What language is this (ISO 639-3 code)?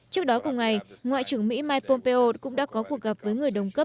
vie